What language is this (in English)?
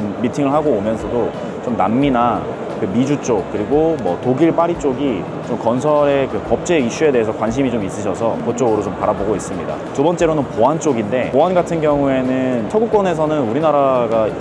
Korean